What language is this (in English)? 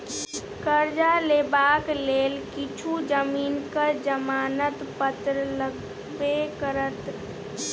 Maithili